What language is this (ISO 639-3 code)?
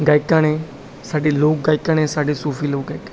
pan